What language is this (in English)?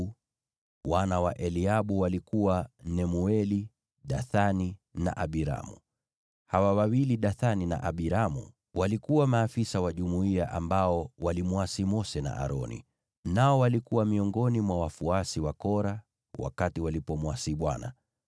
Swahili